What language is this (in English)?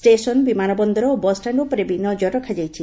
Odia